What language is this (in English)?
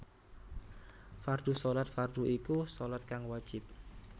Javanese